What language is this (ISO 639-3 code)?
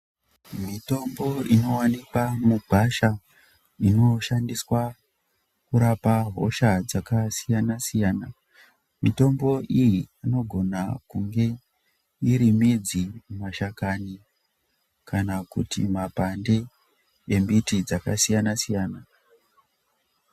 ndc